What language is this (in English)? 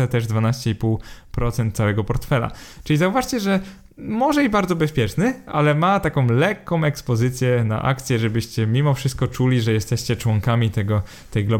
Polish